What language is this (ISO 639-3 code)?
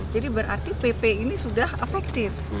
ind